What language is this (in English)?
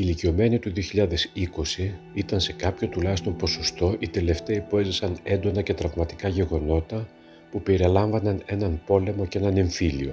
Greek